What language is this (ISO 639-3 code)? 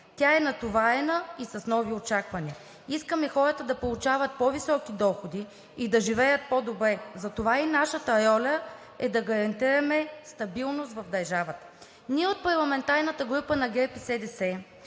bul